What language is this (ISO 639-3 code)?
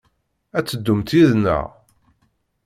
kab